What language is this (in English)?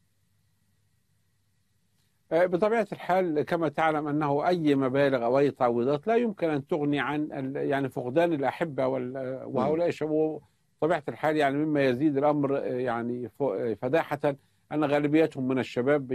Arabic